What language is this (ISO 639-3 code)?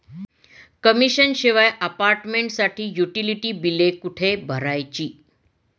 mar